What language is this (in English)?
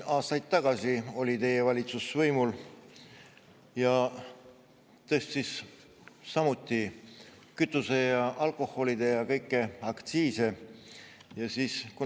Estonian